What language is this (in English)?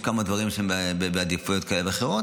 Hebrew